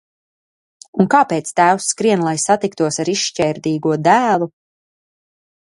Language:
Latvian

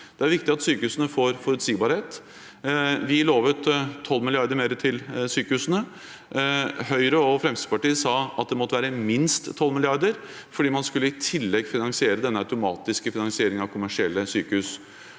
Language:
Norwegian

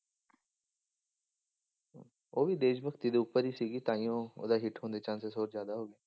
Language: Punjabi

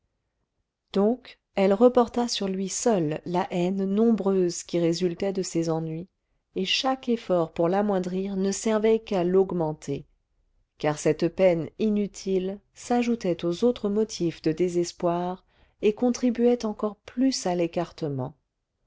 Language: French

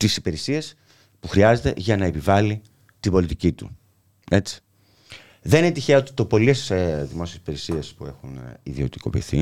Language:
Greek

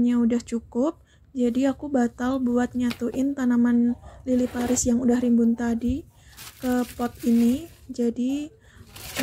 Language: Indonesian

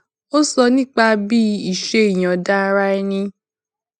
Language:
Yoruba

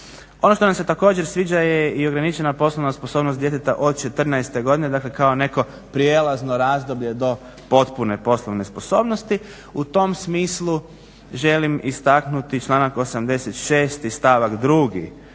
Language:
Croatian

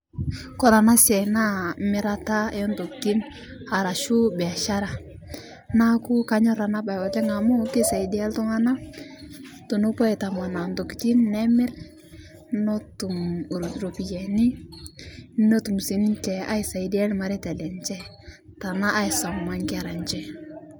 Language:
Masai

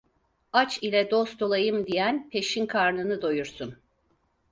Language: Turkish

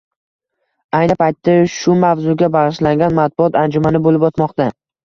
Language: Uzbek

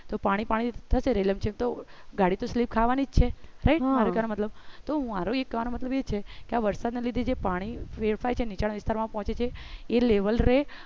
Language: Gujarati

